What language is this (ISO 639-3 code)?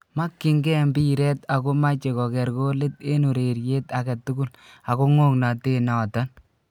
kln